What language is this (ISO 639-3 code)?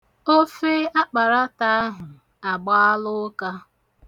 ibo